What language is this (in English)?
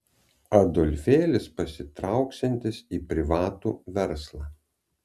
Lithuanian